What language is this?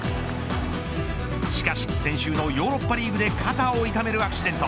Japanese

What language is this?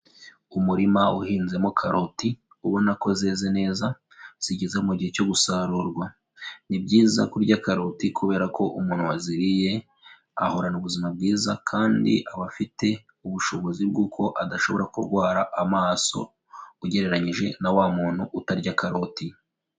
Kinyarwanda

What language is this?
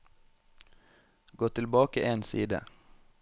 Norwegian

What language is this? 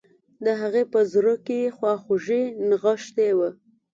Pashto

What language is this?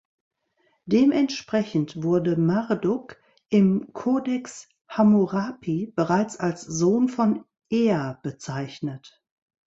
German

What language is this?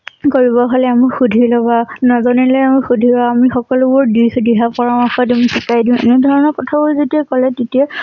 Assamese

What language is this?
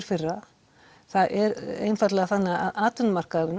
Icelandic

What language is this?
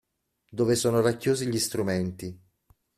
Italian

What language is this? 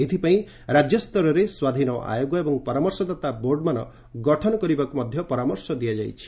Odia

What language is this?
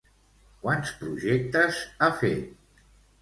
Catalan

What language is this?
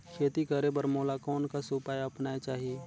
Chhattisgarhi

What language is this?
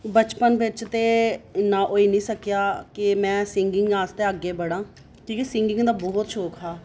Dogri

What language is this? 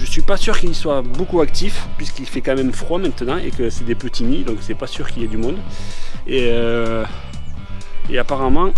French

